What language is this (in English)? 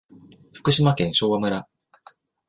Japanese